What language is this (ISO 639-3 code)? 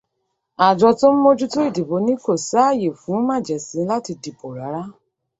yor